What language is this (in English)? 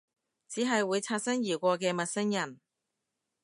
Cantonese